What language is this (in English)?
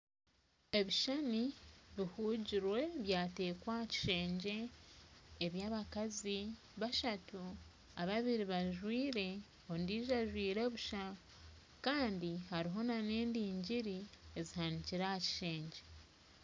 Nyankole